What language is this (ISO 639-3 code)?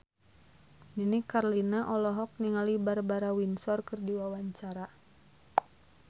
sun